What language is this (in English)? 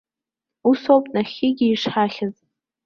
Abkhazian